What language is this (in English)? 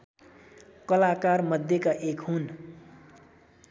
Nepali